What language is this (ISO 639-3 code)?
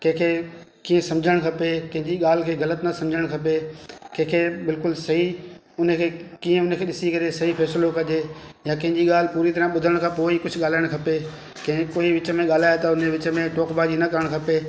snd